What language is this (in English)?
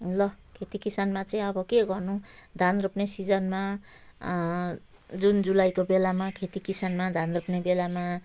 Nepali